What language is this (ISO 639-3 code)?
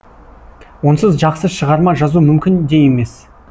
kaz